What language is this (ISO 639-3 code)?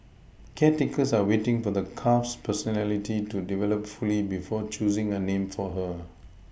eng